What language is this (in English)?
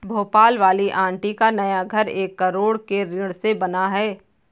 Hindi